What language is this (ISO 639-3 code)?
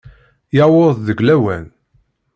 kab